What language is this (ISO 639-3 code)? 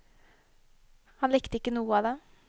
nor